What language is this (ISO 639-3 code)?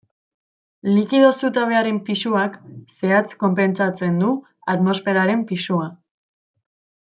eus